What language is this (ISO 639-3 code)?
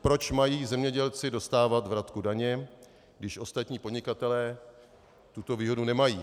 ces